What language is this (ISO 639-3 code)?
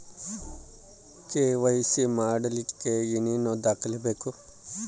kan